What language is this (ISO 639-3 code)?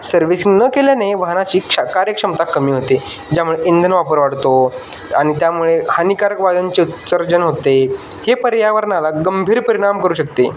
mar